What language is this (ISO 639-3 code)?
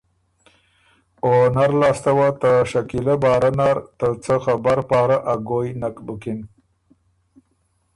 oru